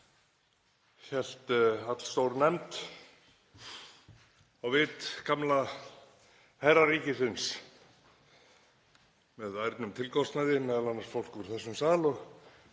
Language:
Icelandic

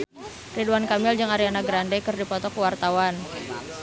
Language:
Sundanese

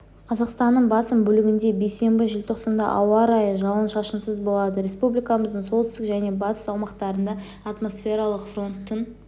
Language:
Kazakh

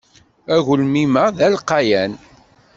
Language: Kabyle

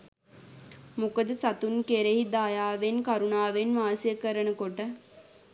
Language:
Sinhala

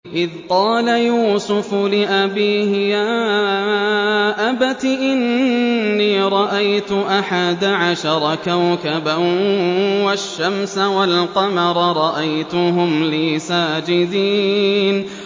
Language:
Arabic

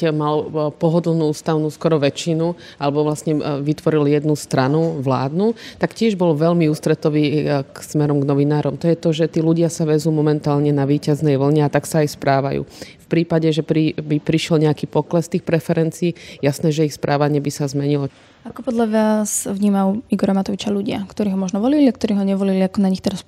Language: Slovak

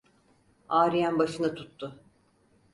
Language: Turkish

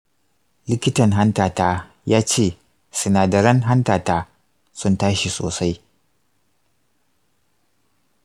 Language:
Hausa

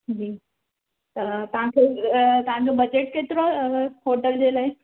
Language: Sindhi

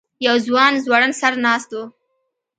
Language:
Pashto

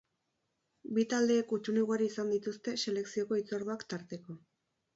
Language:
Basque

